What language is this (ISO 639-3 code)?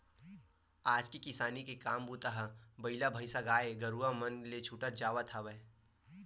hne